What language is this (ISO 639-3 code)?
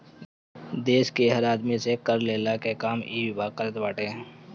bho